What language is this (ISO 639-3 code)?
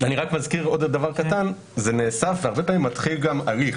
heb